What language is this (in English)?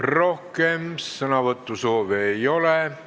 Estonian